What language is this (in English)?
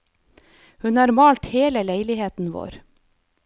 Norwegian